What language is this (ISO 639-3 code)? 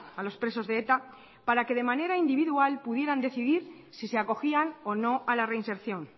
spa